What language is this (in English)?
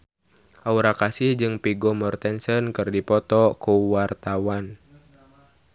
Sundanese